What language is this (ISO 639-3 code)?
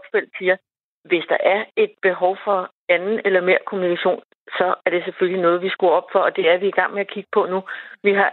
dan